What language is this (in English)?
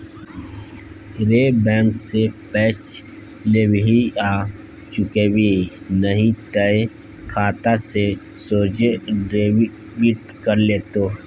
Maithili